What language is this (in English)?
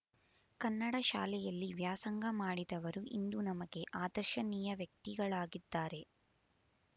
Kannada